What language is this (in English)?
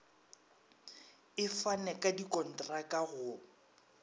Northern Sotho